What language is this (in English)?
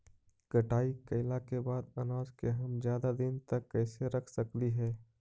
Magahi